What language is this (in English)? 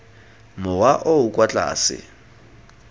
Tswana